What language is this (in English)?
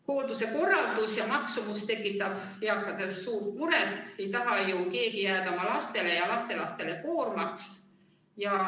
Estonian